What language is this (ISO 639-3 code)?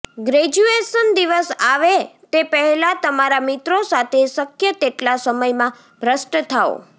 guj